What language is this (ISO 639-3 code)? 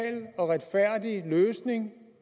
dan